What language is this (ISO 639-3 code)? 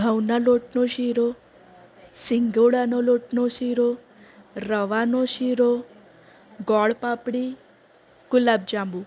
guj